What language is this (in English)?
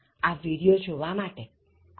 Gujarati